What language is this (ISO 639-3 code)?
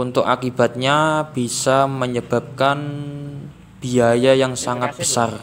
ind